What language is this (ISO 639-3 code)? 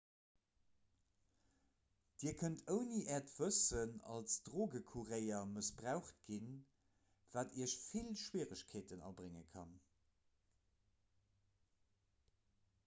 ltz